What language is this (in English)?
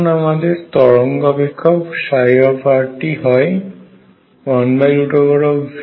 Bangla